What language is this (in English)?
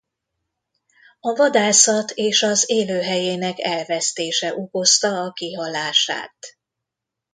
Hungarian